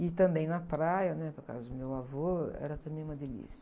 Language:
Portuguese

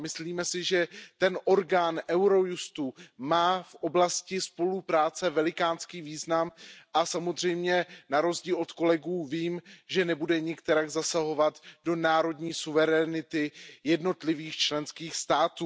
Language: Czech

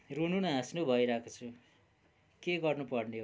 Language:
Nepali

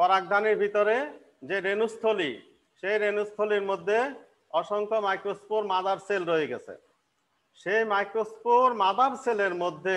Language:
Hindi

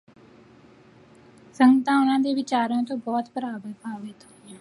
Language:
Punjabi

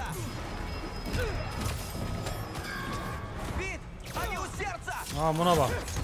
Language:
Turkish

